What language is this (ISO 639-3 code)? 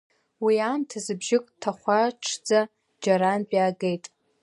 abk